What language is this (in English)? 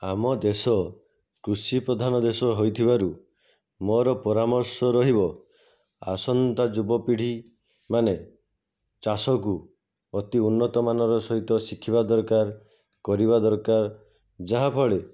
Odia